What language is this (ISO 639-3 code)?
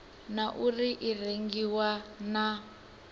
ven